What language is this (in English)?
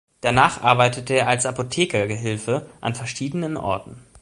German